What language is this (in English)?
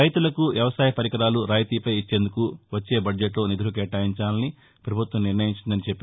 Telugu